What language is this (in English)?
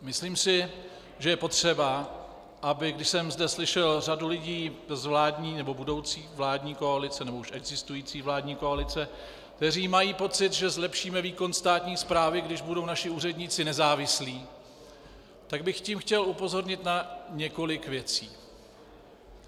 Czech